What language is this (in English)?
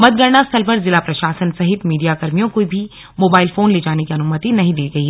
Hindi